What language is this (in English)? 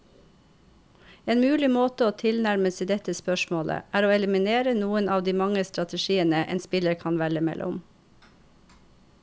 Norwegian